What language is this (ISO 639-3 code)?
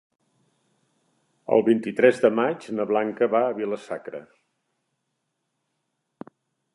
cat